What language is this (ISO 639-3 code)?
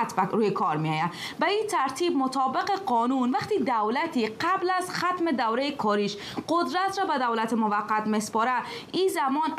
fas